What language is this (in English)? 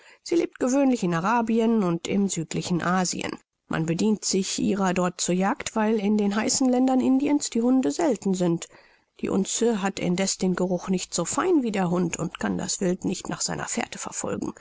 German